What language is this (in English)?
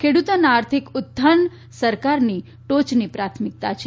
Gujarati